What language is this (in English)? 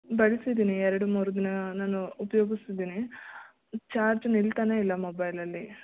Kannada